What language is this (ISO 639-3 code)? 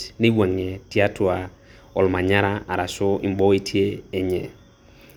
mas